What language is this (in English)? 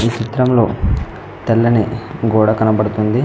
Telugu